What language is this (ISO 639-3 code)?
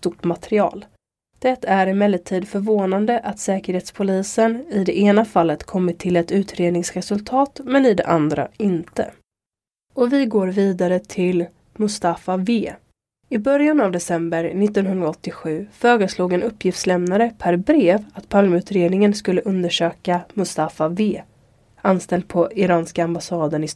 swe